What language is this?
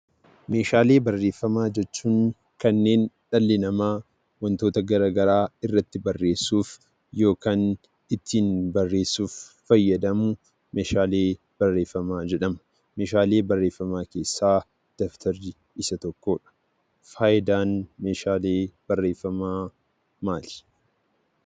Oromo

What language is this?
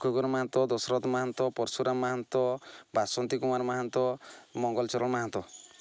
Odia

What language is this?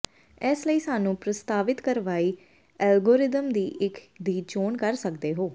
Punjabi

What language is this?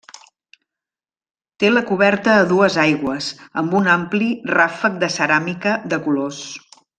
Catalan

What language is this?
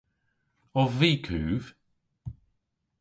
Cornish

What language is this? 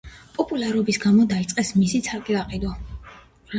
Georgian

